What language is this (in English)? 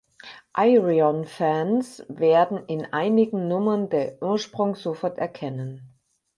German